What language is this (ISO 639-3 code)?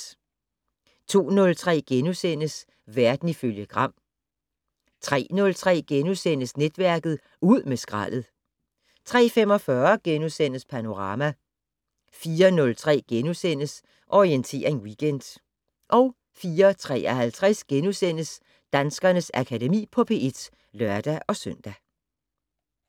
dan